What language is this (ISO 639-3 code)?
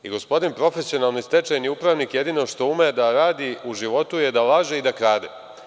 srp